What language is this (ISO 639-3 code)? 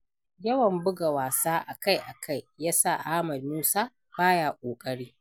hau